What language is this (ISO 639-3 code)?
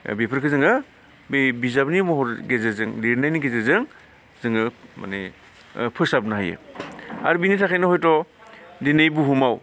brx